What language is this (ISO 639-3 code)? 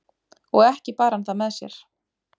isl